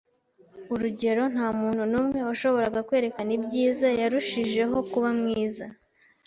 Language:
Kinyarwanda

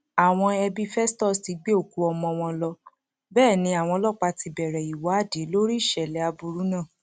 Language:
Yoruba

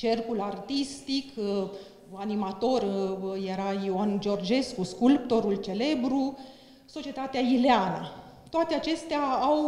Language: Romanian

